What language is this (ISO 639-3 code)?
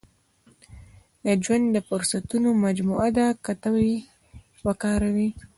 pus